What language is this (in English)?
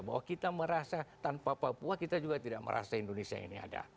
Indonesian